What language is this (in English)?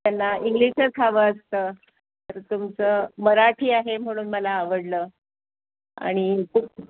Marathi